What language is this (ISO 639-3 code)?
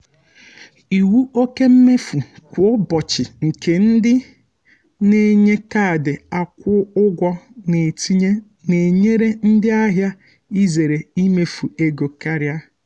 ibo